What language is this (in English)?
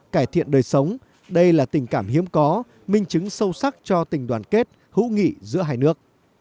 Vietnamese